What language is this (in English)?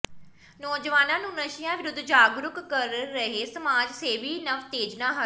Punjabi